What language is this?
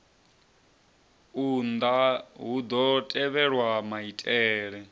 Venda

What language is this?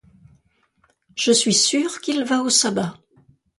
French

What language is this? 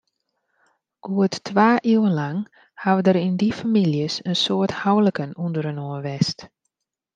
Western Frisian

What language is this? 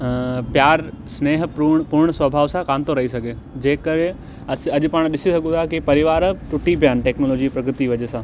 Sindhi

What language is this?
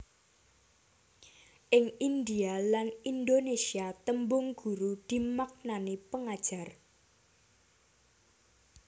Javanese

